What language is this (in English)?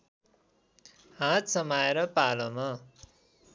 Nepali